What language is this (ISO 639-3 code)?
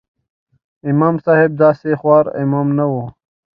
pus